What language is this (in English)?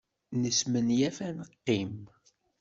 Kabyle